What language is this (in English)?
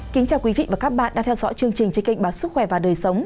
Vietnamese